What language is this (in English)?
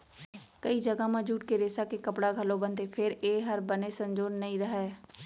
Chhattisgarhi